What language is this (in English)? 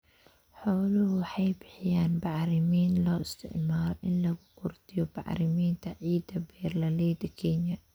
Somali